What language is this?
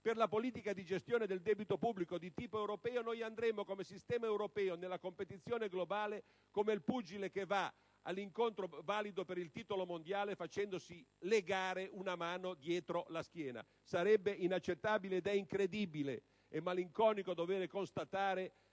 Italian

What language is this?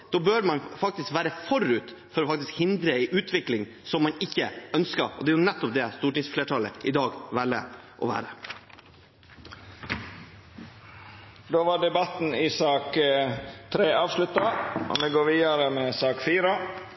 Norwegian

